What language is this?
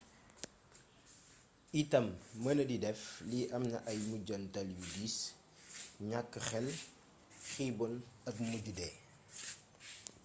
Wolof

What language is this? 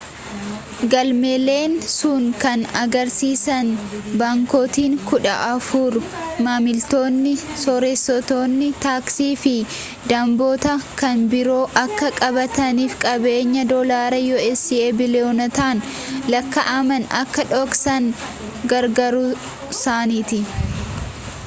Oromo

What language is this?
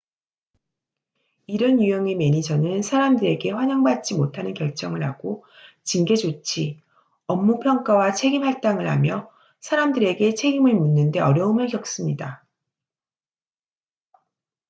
Korean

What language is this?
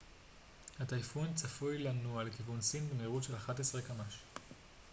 Hebrew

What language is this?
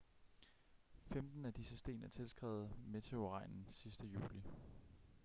Danish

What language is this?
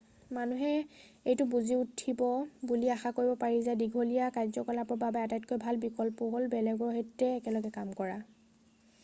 Assamese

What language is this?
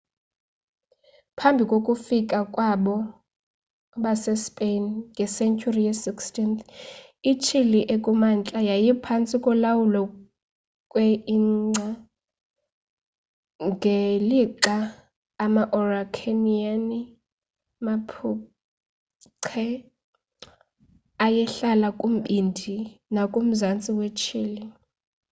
Xhosa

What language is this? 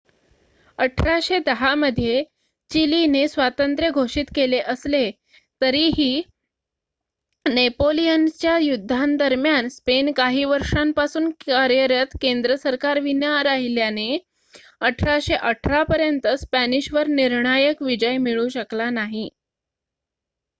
Marathi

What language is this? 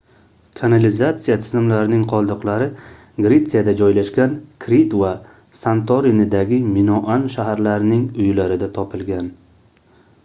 Uzbek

